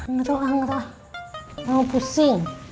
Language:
Indonesian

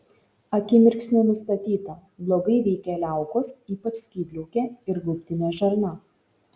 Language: Lithuanian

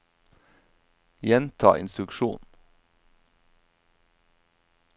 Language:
Norwegian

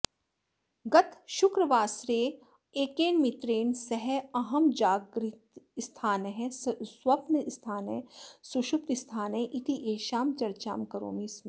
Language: Sanskrit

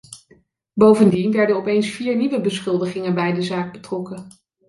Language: Dutch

